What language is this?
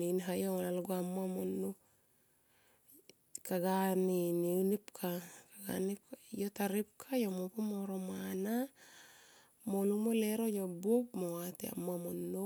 Tomoip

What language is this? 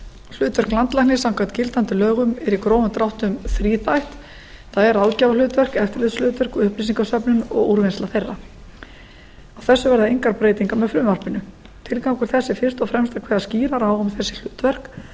Icelandic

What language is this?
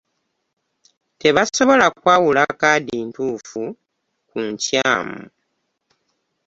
Ganda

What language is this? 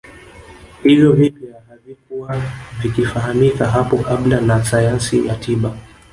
Swahili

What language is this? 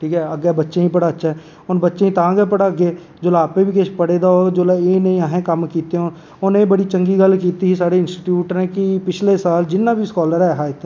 Dogri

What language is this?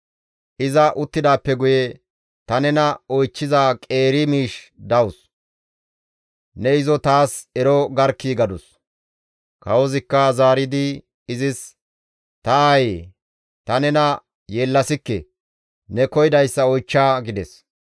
Gamo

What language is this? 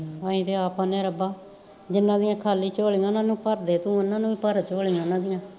Punjabi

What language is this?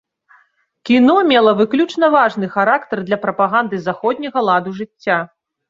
Belarusian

